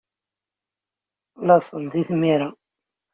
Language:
Kabyle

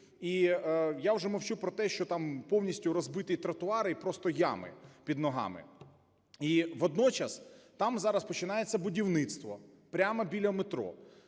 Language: Ukrainian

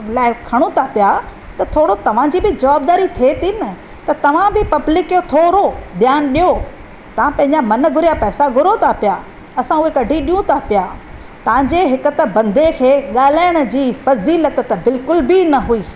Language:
Sindhi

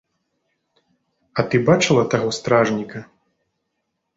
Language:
Belarusian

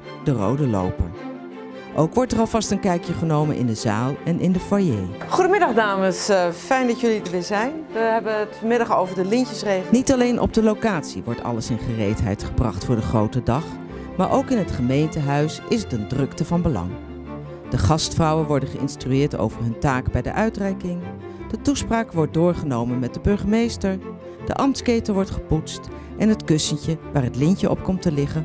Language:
Dutch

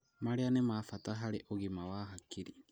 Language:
Kikuyu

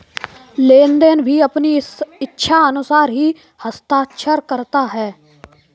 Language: Hindi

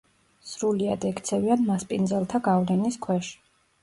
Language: Georgian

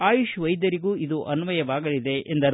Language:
Kannada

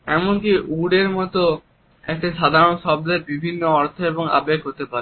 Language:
Bangla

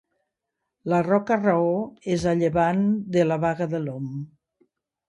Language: Catalan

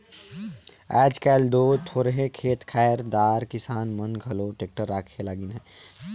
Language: Chhattisgarhi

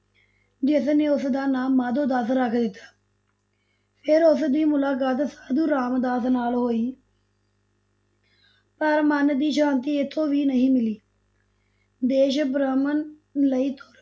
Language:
Punjabi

